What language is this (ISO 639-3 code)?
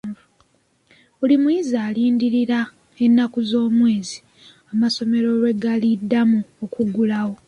lug